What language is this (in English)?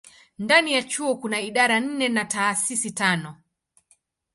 Swahili